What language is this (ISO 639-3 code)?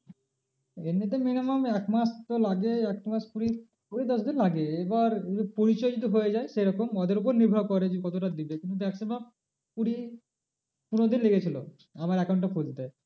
ben